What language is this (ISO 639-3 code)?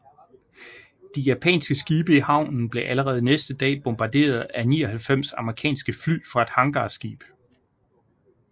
dan